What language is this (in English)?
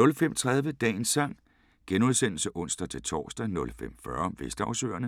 Danish